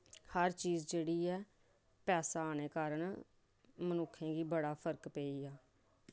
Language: Dogri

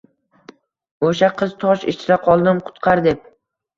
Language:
Uzbek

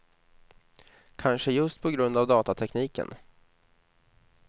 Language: Swedish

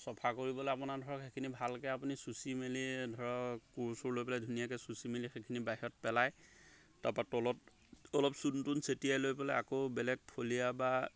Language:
Assamese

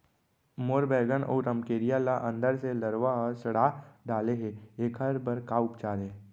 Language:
Chhattisgarhi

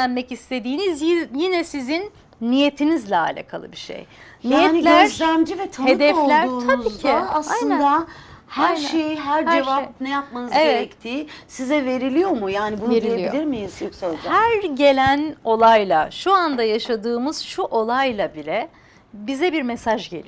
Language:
Turkish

